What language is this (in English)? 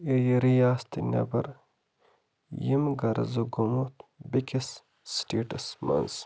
Kashmiri